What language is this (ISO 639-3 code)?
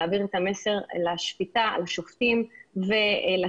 heb